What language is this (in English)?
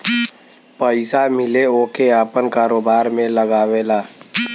Bhojpuri